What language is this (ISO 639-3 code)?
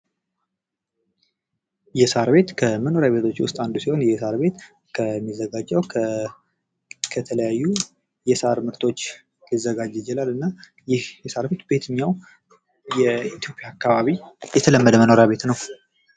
amh